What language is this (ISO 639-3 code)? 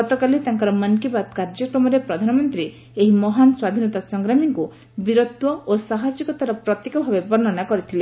ori